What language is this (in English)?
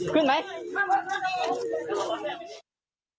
Thai